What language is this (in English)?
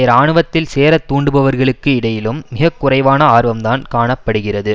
Tamil